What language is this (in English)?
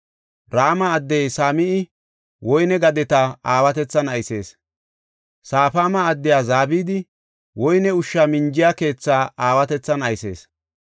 Gofa